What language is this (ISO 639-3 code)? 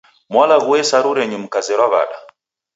dav